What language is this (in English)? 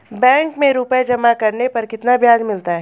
Hindi